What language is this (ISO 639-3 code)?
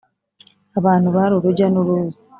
kin